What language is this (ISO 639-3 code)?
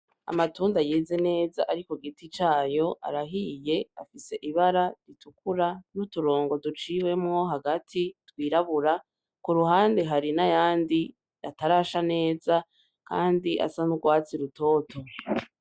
run